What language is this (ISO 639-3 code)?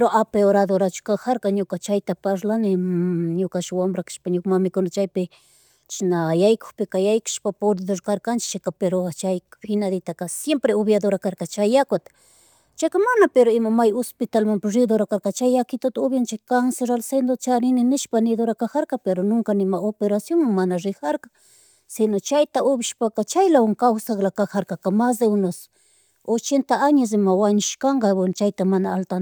qug